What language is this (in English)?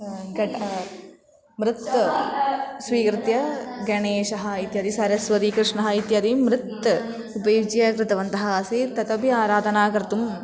Sanskrit